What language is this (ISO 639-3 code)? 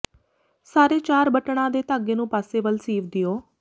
pan